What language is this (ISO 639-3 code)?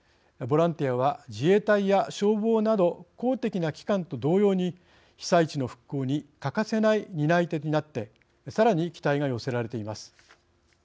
jpn